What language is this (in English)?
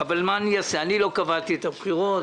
Hebrew